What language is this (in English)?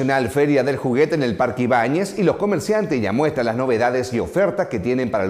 Spanish